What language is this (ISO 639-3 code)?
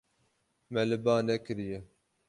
kur